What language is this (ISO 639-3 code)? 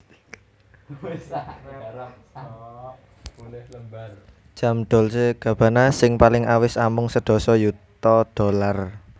jav